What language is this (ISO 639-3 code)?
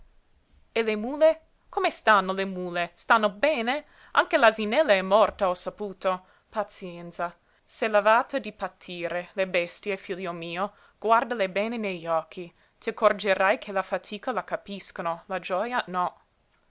ita